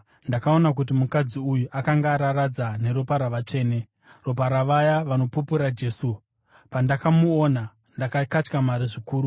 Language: Shona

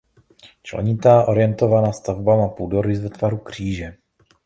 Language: Czech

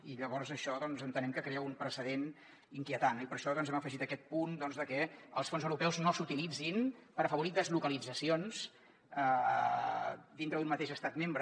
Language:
Catalan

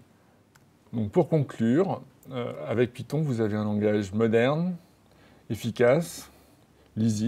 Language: French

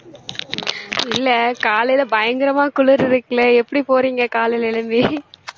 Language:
Tamil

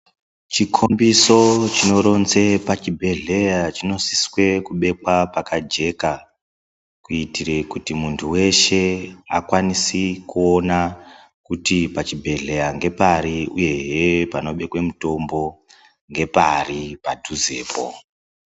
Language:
Ndau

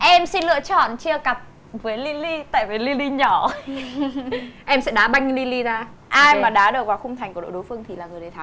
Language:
Vietnamese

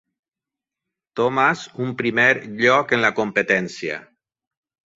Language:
Catalan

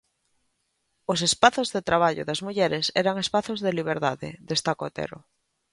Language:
Galician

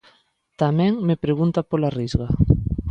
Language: Galician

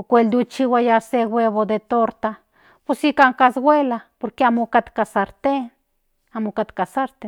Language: Central Nahuatl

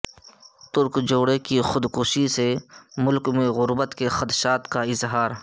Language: Urdu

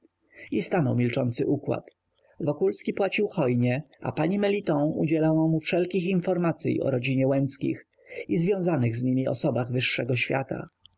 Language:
Polish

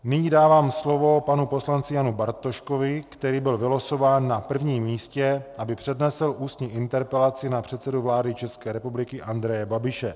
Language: Czech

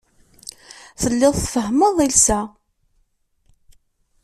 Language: Kabyle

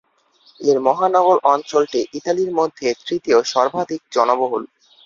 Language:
Bangla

